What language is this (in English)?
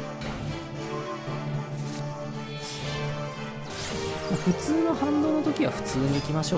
Japanese